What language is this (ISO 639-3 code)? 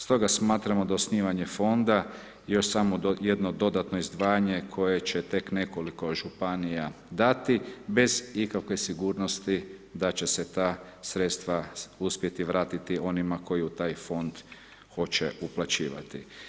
hrv